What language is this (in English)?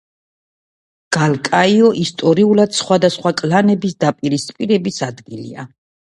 Georgian